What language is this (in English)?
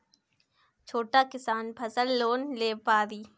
Bhojpuri